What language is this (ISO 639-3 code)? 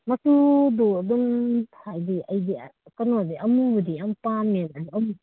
mni